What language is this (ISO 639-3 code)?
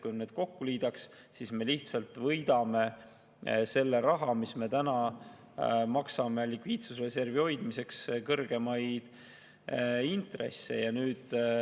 est